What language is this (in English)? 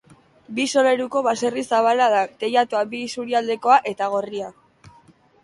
Basque